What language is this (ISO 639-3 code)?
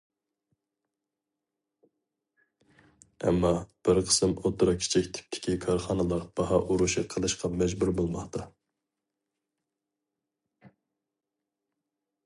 uig